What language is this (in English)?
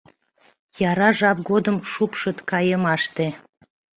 Mari